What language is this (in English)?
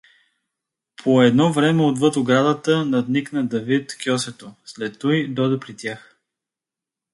Bulgarian